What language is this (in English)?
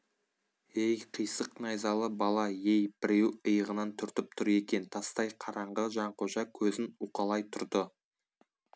Kazakh